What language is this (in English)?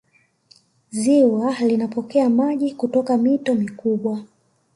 Swahili